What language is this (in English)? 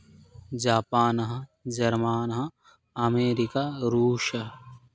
Sanskrit